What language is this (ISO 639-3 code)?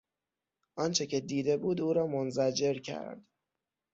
fas